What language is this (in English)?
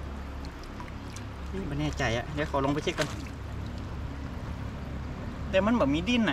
Thai